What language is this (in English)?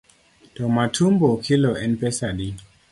Luo (Kenya and Tanzania)